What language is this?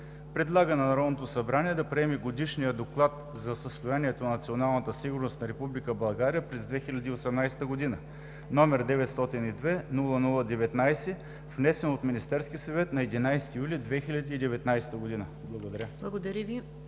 Bulgarian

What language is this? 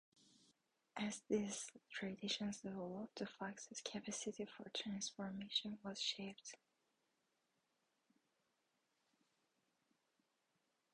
English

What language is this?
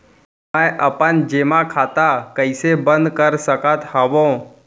Chhattisgarhi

